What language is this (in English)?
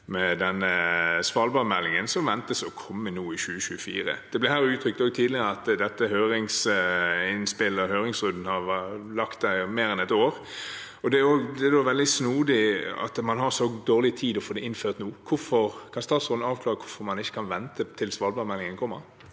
Norwegian